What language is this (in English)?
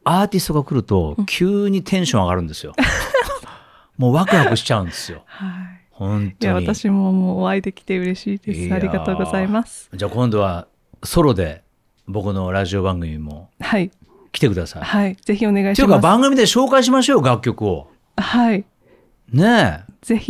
Japanese